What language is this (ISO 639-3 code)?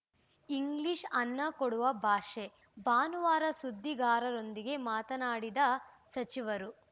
kan